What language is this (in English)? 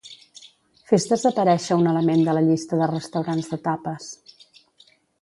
Catalan